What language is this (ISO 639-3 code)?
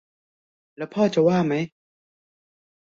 tha